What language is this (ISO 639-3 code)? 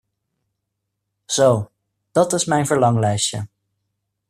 nld